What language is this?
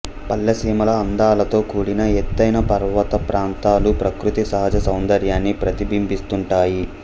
Telugu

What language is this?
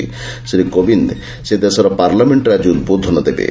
Odia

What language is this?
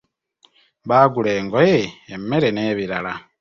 Ganda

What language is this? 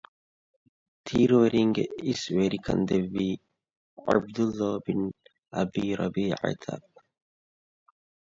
Divehi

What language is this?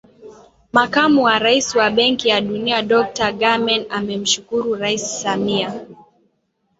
Swahili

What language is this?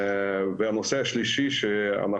Hebrew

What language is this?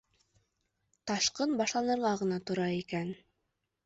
Bashkir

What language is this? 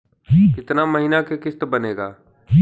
Bhojpuri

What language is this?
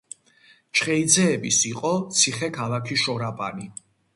Georgian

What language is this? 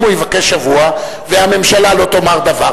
Hebrew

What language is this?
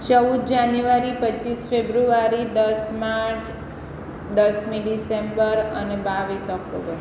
Gujarati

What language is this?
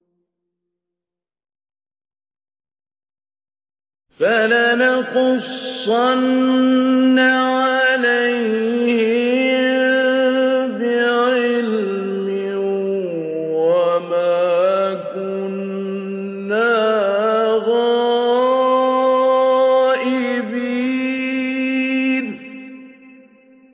Arabic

